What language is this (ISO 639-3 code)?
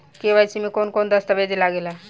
bho